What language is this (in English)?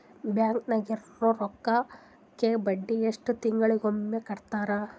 Kannada